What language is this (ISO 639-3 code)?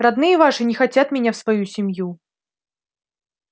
rus